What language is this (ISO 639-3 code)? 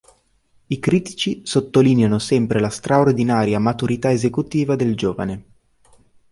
ita